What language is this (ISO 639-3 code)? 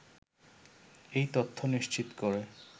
ben